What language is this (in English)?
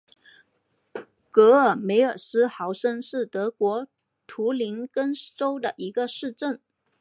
Chinese